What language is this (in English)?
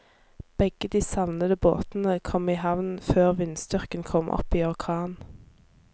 Norwegian